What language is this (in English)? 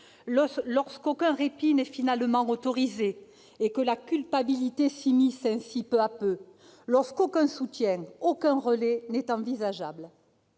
French